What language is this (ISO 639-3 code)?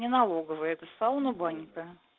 rus